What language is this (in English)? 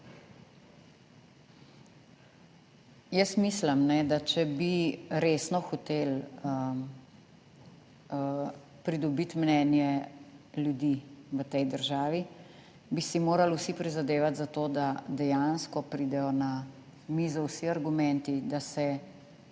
Slovenian